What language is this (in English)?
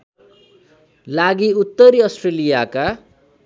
Nepali